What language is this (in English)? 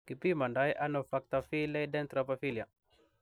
Kalenjin